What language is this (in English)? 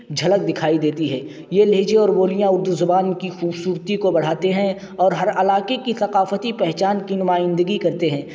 Urdu